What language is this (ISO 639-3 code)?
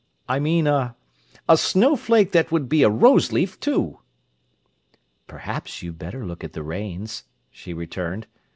eng